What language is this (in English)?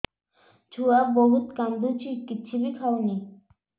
Odia